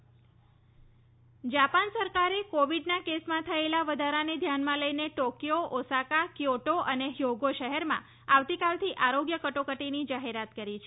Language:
Gujarati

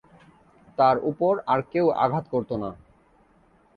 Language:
Bangla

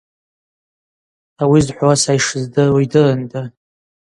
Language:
Abaza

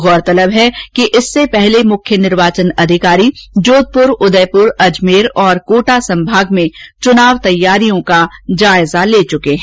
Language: Hindi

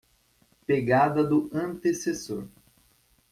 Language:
Portuguese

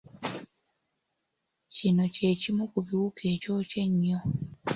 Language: Ganda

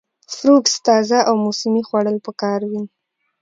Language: Pashto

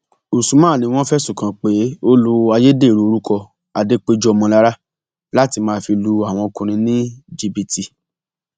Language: Yoruba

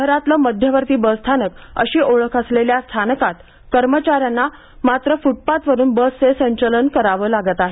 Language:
Marathi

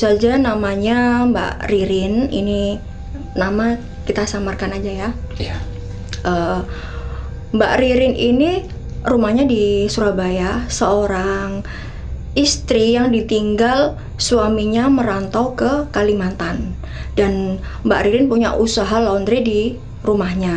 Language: Indonesian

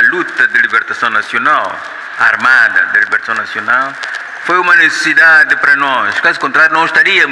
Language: Portuguese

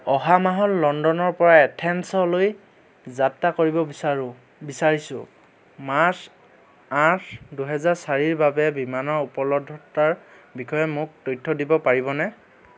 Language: Assamese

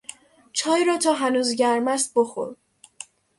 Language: Persian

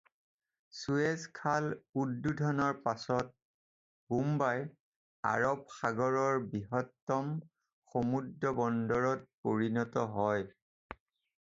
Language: Assamese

